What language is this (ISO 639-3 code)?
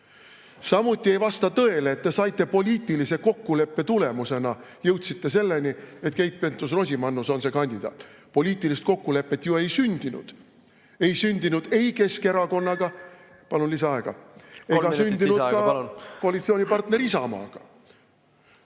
est